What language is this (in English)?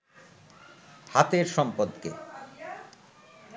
Bangla